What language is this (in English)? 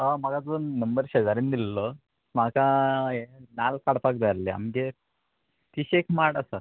Konkani